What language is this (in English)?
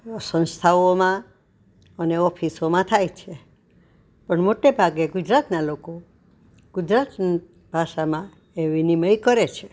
Gujarati